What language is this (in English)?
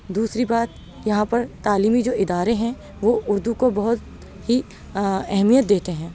Urdu